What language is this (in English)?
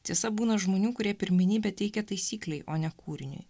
Lithuanian